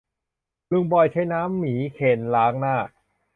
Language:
Thai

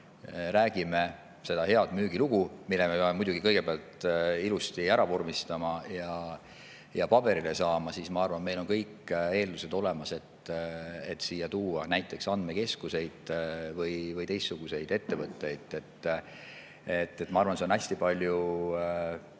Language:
Estonian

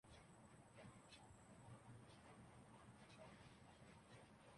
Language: Urdu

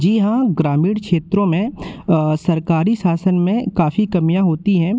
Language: Hindi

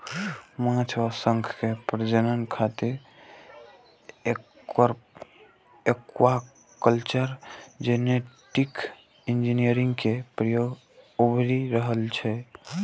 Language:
Maithili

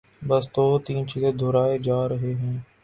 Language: Urdu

